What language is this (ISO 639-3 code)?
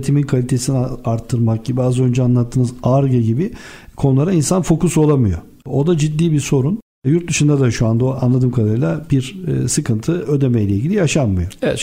tur